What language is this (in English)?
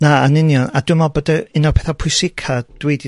Welsh